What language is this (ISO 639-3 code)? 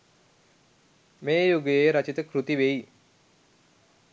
sin